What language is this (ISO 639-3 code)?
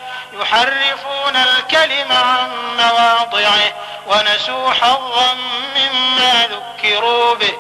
ara